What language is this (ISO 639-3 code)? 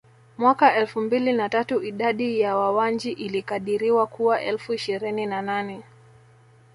swa